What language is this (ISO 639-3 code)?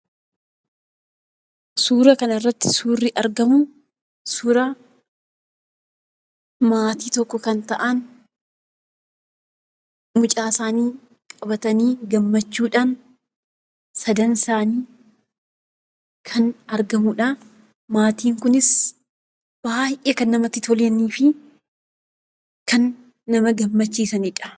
orm